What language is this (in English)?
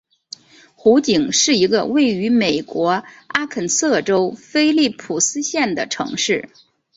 Chinese